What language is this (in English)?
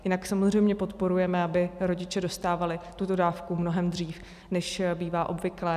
Czech